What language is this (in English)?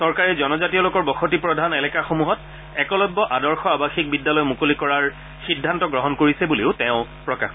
Assamese